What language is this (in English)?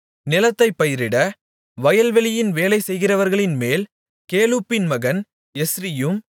Tamil